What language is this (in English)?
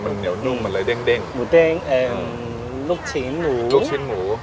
Thai